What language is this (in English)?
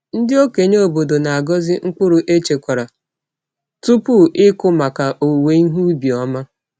Igbo